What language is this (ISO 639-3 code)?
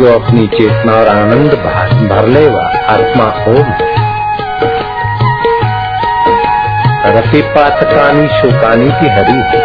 hin